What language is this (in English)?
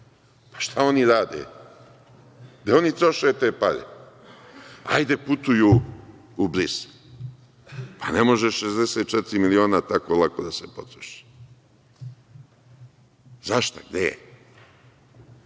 Serbian